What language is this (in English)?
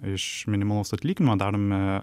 Lithuanian